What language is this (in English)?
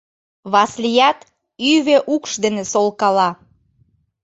Mari